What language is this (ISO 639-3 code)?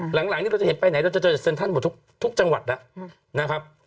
tha